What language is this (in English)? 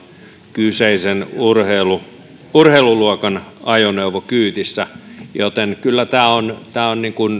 Finnish